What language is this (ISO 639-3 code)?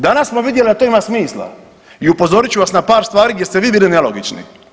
hrv